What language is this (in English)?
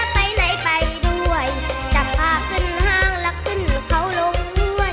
Thai